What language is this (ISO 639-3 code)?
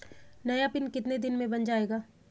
hin